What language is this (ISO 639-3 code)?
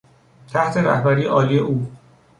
fas